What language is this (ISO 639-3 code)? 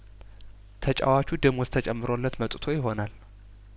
amh